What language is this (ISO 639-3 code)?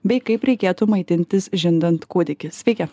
lit